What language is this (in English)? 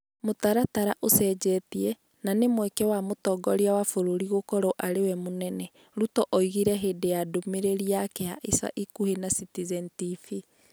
Kikuyu